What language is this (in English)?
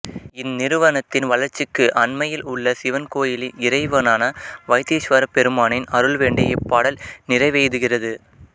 Tamil